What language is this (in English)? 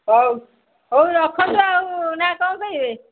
Odia